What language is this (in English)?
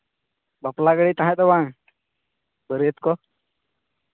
Santali